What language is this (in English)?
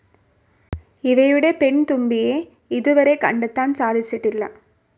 Malayalam